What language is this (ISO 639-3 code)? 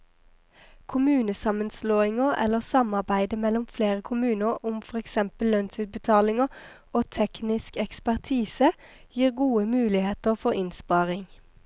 nor